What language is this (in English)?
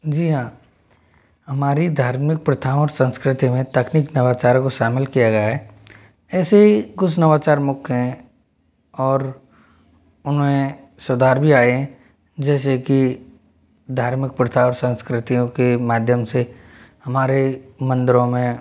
Hindi